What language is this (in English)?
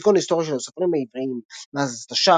Hebrew